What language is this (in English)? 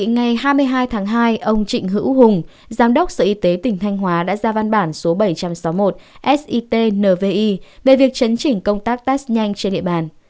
Vietnamese